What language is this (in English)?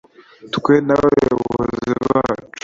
Kinyarwanda